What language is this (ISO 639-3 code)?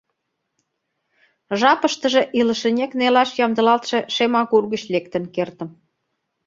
chm